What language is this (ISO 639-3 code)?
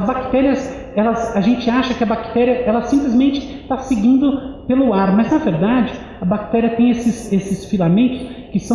por